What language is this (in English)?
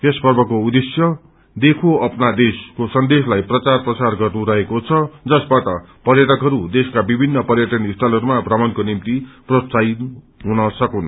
Nepali